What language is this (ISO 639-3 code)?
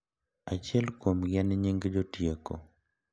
luo